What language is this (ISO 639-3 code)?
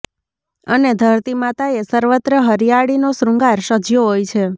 guj